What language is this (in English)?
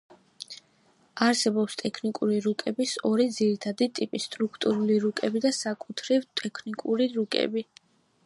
Georgian